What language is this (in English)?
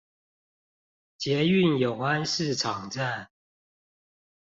Chinese